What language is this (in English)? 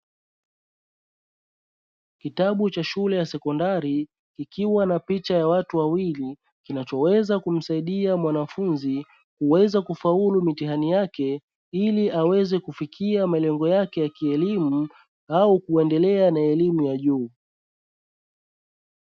Swahili